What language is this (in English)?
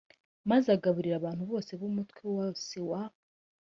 Kinyarwanda